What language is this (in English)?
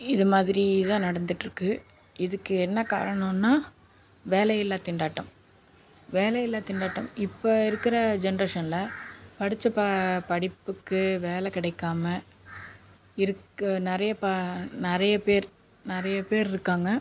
Tamil